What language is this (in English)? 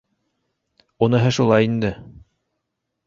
Bashkir